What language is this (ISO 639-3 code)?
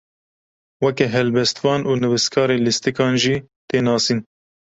kur